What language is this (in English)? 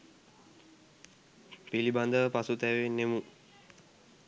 Sinhala